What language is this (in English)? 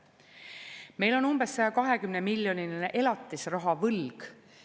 Estonian